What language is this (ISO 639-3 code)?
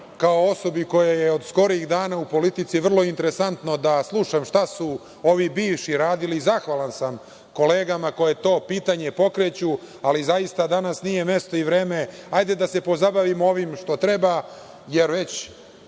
srp